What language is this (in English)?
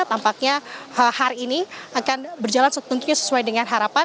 Indonesian